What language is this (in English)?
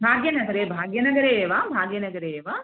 Sanskrit